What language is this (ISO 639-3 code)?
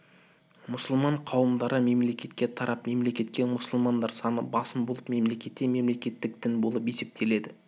kaz